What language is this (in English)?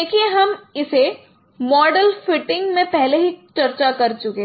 Hindi